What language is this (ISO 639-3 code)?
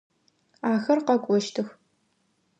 ady